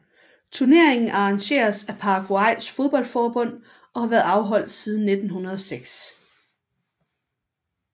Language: Danish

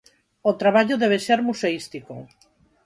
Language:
Galician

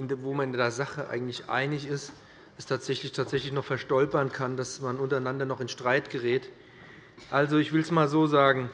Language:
German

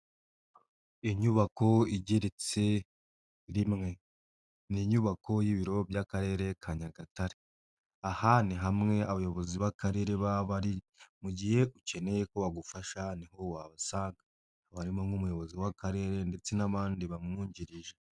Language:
Kinyarwanda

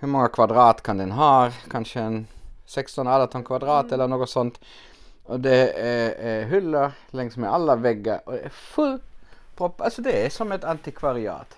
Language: Swedish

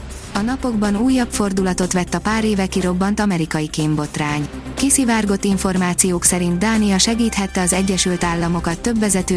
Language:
Hungarian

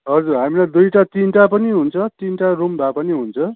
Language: Nepali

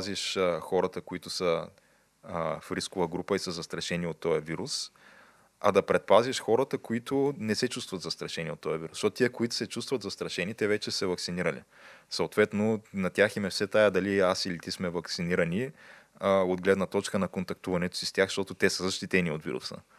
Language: Bulgarian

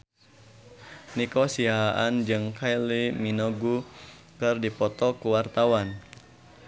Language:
Sundanese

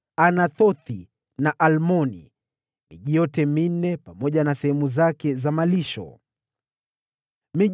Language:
Swahili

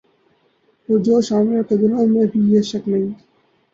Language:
Urdu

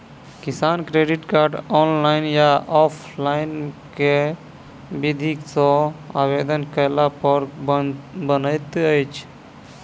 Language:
Maithili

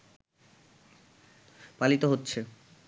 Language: Bangla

